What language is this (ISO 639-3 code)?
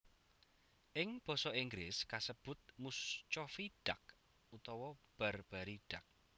jav